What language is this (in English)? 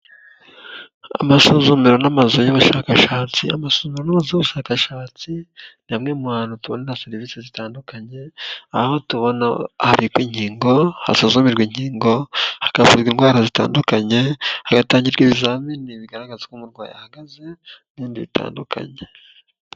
Kinyarwanda